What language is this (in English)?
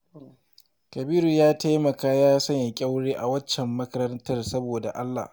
Hausa